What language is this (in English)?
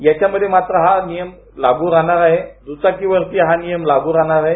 Marathi